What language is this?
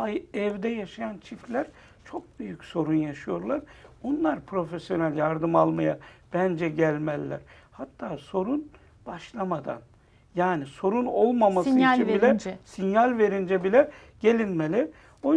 Turkish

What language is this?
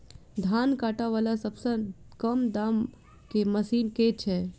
Maithili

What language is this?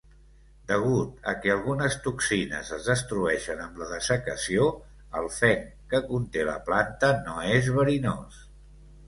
Catalan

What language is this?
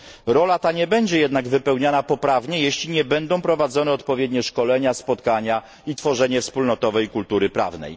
Polish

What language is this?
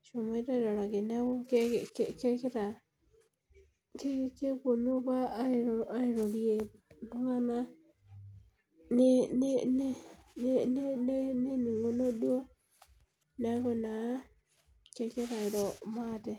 Masai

